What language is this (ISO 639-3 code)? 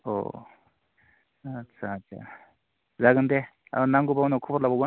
brx